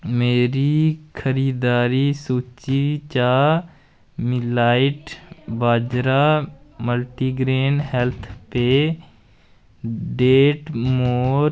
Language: Dogri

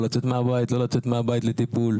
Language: Hebrew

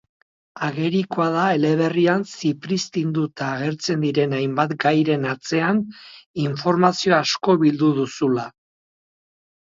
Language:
Basque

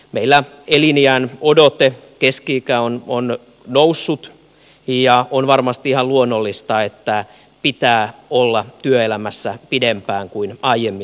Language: Finnish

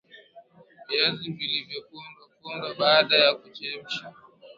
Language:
Swahili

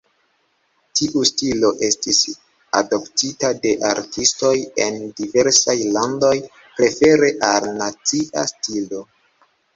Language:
Esperanto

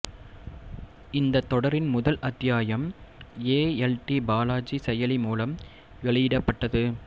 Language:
Tamil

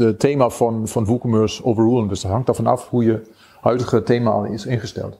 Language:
Dutch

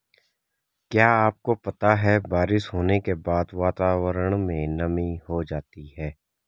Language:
Hindi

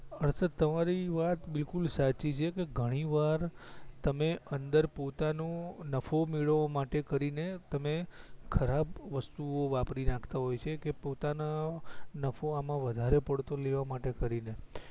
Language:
Gujarati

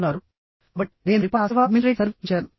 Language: Telugu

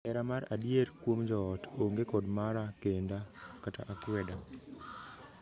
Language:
Luo (Kenya and Tanzania)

